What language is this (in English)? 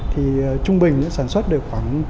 Vietnamese